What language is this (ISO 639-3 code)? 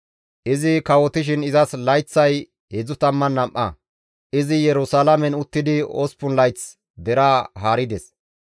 gmv